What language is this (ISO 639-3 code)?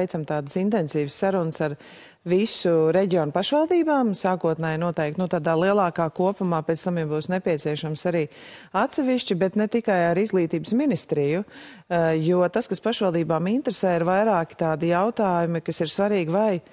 lav